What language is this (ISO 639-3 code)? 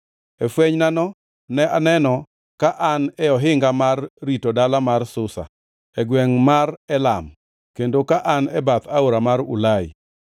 luo